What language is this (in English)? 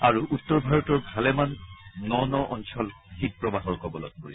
Assamese